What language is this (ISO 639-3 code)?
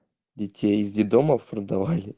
rus